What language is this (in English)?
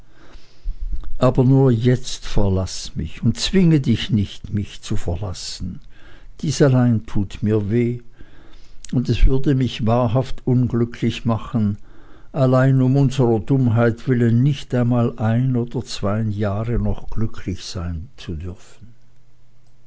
German